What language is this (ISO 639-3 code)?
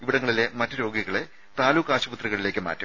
mal